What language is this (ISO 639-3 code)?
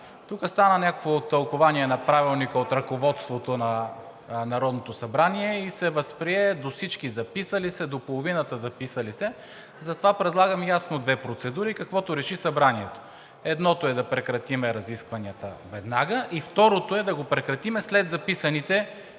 bul